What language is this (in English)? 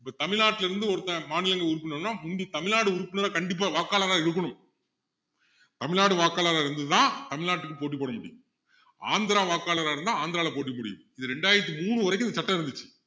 Tamil